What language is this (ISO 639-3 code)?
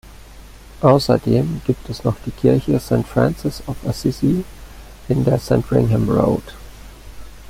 deu